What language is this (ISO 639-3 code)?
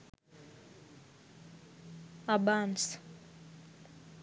sin